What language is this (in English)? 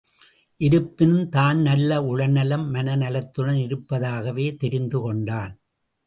Tamil